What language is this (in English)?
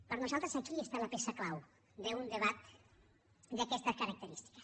Catalan